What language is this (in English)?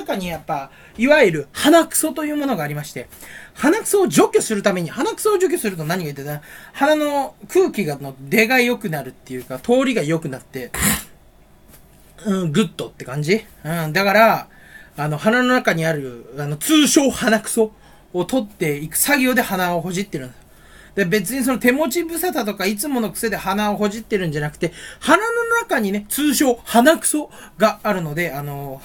Japanese